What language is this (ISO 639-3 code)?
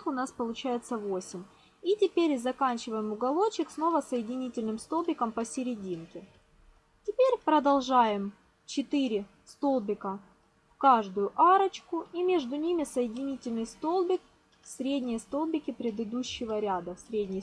rus